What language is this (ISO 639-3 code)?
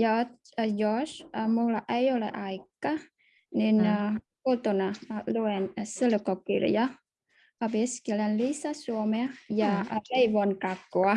fin